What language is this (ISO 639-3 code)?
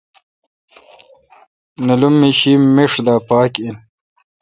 xka